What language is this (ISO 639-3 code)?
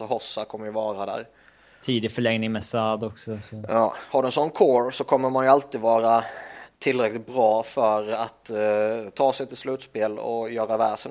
swe